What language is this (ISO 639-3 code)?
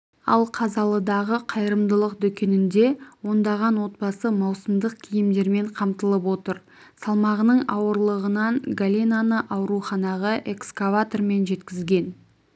kaz